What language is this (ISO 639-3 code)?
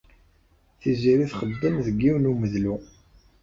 kab